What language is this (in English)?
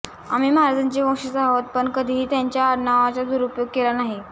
Marathi